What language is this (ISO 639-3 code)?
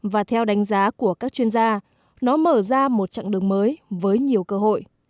vie